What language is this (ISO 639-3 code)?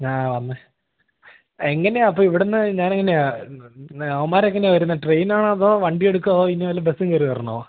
mal